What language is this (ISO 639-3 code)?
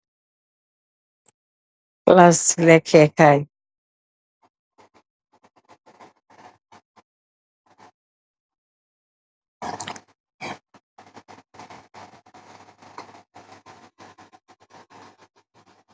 wol